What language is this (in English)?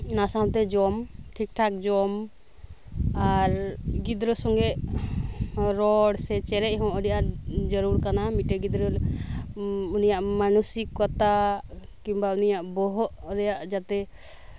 Santali